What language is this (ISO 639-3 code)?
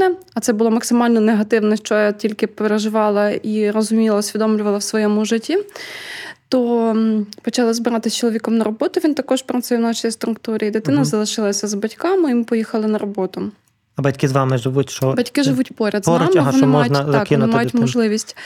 ukr